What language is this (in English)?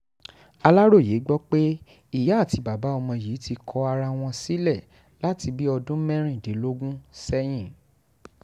Yoruba